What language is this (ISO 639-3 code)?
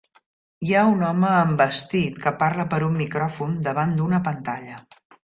cat